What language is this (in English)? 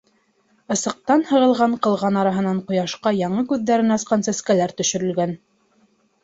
Bashkir